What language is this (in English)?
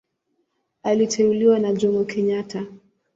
Swahili